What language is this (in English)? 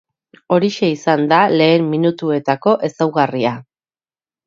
Basque